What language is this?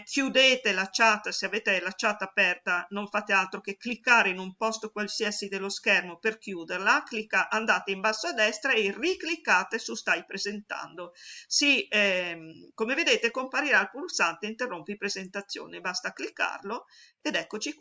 Italian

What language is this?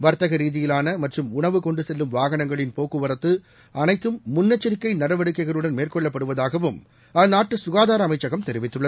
Tamil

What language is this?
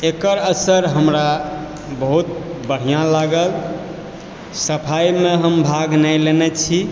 Maithili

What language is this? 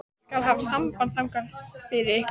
Icelandic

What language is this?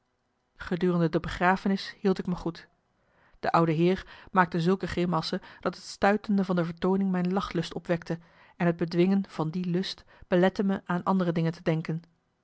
Dutch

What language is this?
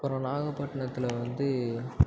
Tamil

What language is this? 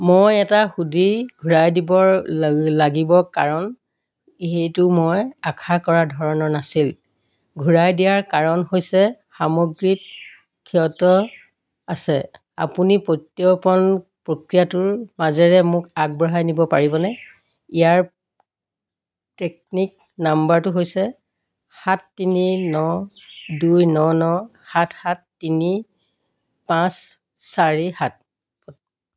Assamese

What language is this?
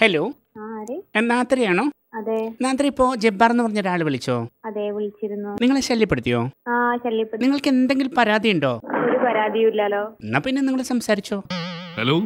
Malayalam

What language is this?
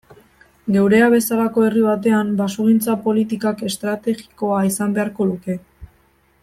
Basque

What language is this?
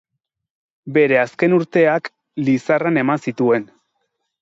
Basque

